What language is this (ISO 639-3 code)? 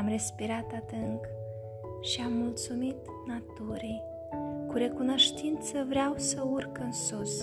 ron